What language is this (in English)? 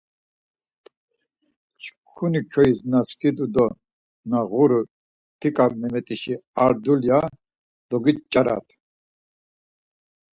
Laz